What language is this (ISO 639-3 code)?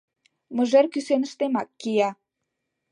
chm